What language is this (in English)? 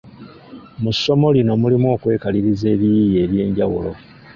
Ganda